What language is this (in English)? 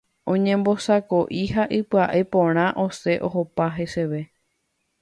Guarani